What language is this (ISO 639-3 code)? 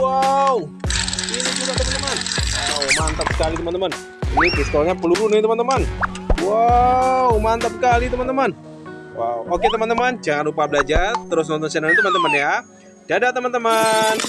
ind